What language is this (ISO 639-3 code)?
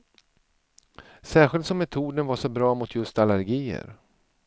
swe